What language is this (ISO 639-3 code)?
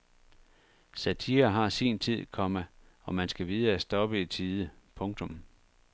dan